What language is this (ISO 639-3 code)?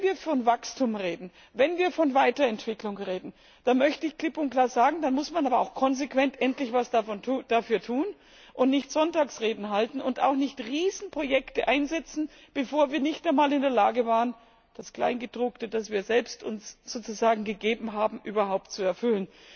deu